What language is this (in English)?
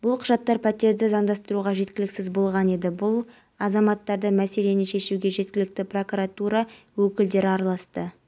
Kazakh